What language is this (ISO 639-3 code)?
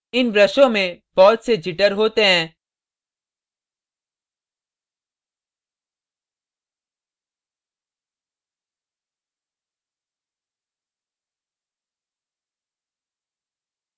hin